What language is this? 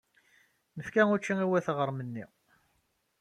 Kabyle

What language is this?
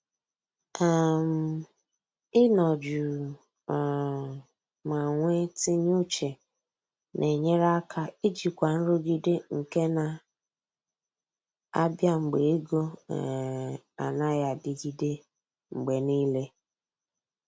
Igbo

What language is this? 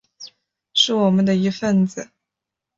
Chinese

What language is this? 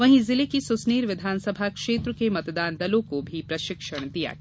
Hindi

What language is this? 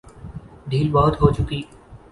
Urdu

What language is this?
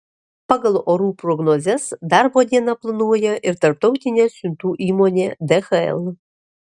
Lithuanian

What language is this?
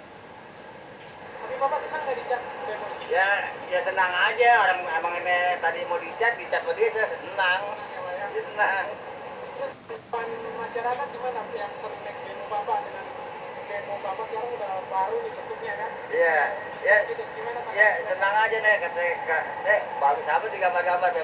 Indonesian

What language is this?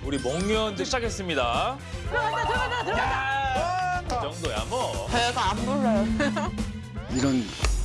Korean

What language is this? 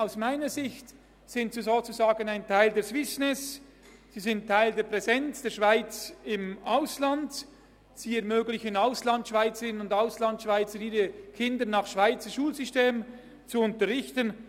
Swiss German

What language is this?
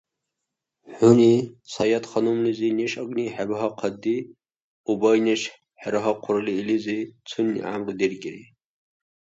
Dargwa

